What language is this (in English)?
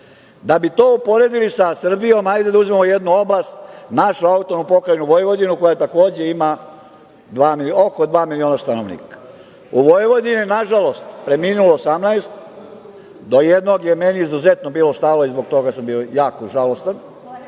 Serbian